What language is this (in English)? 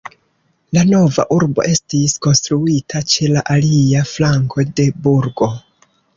Esperanto